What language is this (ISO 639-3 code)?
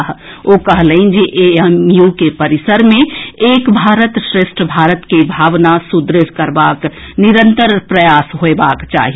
mai